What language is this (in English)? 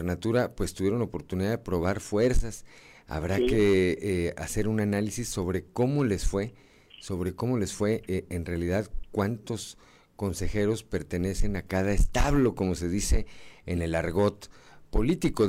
Spanish